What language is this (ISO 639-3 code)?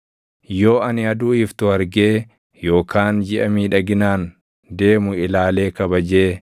orm